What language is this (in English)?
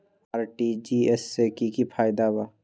Magahi